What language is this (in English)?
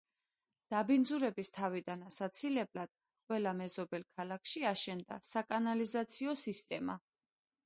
Georgian